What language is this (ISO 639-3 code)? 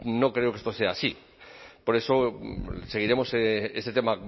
spa